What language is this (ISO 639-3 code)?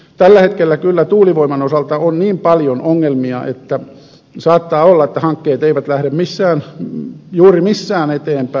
fin